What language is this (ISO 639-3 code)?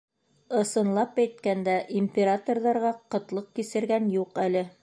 bak